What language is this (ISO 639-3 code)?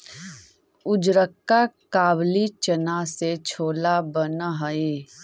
mag